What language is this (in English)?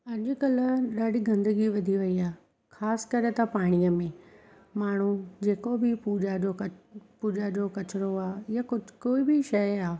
Sindhi